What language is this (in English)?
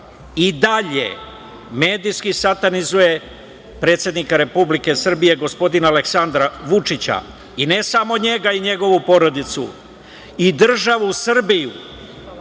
Serbian